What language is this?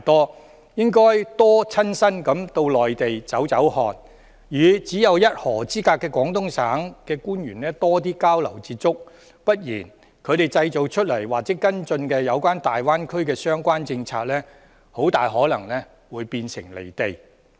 Cantonese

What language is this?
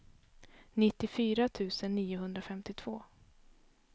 Swedish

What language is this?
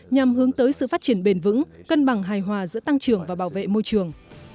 Vietnamese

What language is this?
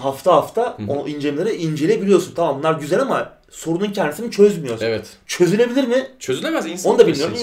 Turkish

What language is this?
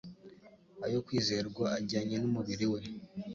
Kinyarwanda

